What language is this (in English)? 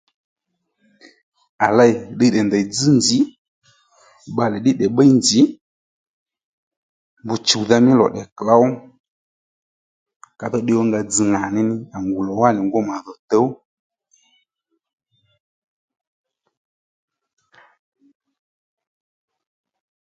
Lendu